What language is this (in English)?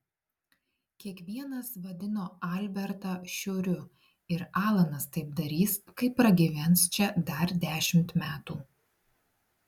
Lithuanian